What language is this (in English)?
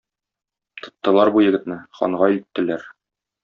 Tatar